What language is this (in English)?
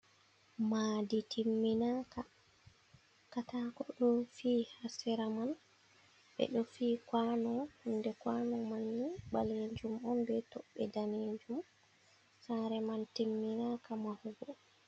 Fula